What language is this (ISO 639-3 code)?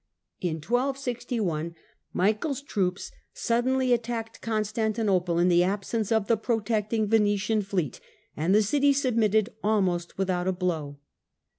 eng